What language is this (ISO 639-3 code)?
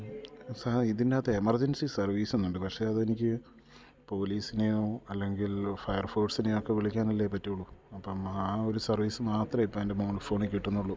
mal